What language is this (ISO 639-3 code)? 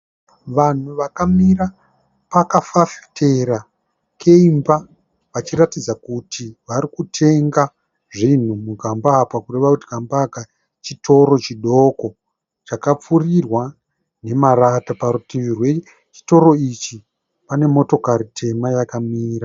sna